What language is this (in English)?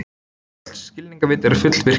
Icelandic